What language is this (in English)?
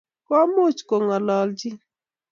Kalenjin